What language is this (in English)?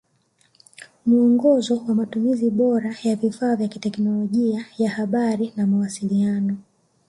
Swahili